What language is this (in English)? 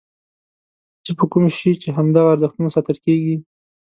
Pashto